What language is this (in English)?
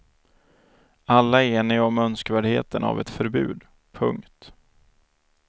Swedish